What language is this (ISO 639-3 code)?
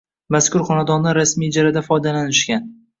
uzb